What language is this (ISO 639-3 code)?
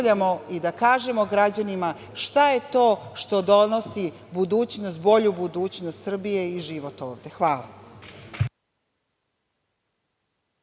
srp